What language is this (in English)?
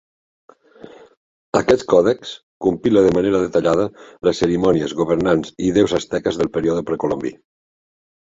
Catalan